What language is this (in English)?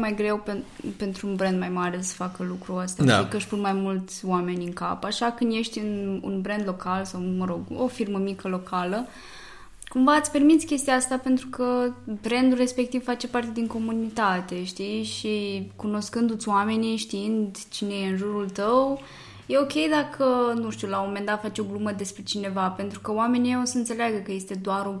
Romanian